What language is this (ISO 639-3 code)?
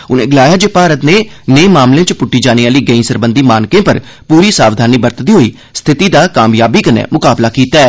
doi